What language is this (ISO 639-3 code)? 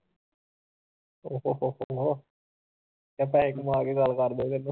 pan